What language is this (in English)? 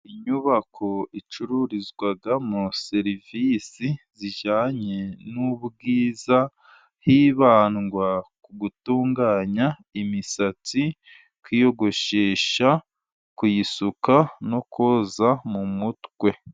Kinyarwanda